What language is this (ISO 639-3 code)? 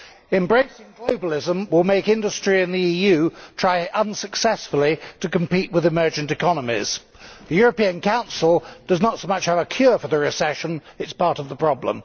eng